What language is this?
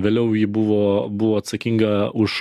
Lithuanian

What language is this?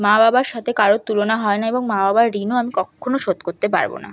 Bangla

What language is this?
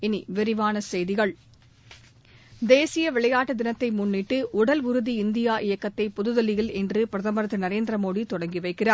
Tamil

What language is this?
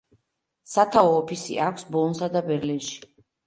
Georgian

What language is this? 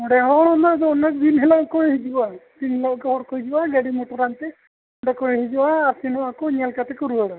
Santali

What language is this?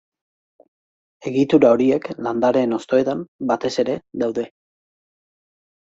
Basque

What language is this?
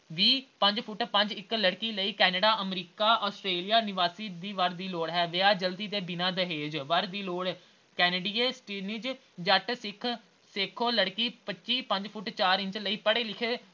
Punjabi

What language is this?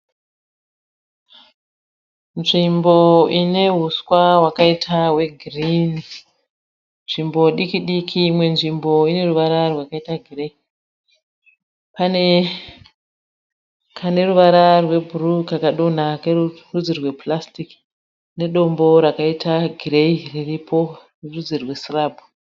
Shona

